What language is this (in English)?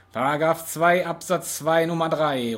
German